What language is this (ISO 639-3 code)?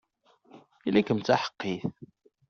kab